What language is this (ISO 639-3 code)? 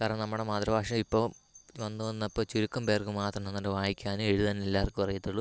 mal